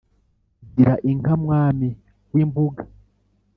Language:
Kinyarwanda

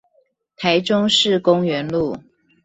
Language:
Chinese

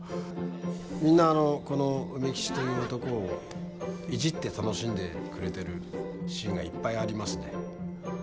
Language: Japanese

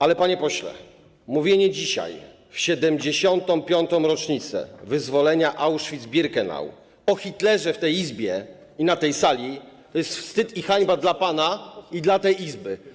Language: Polish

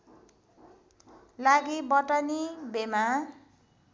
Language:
Nepali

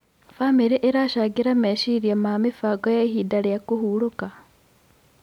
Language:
Kikuyu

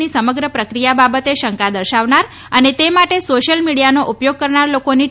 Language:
Gujarati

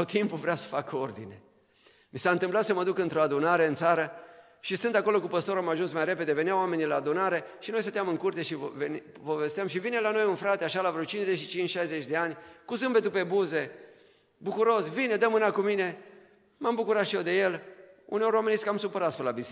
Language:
Romanian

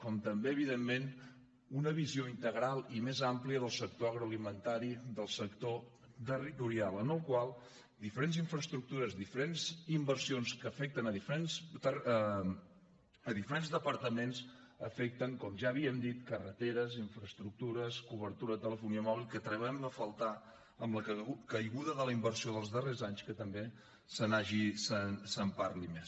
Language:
Catalan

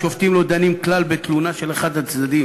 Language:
Hebrew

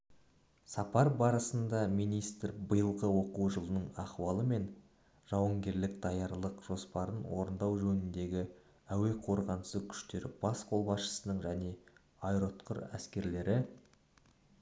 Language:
Kazakh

